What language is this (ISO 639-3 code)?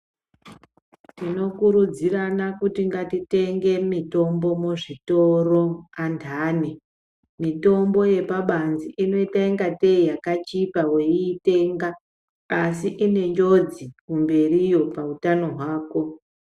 ndc